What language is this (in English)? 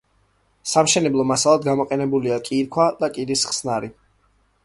Georgian